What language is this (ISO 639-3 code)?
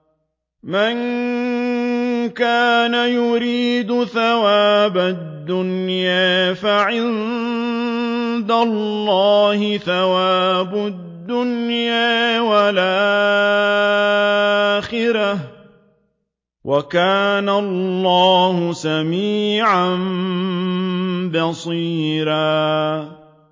ara